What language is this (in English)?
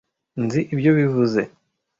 Kinyarwanda